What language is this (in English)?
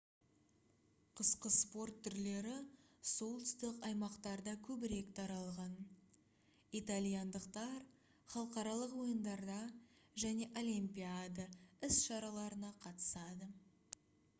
Kazakh